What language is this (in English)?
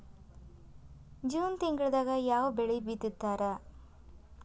Kannada